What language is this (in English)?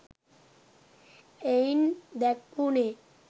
Sinhala